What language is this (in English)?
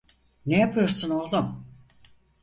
Turkish